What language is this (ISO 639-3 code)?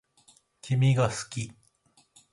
jpn